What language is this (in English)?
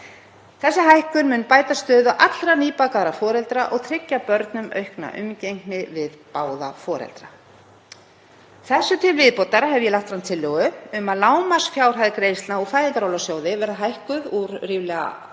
Icelandic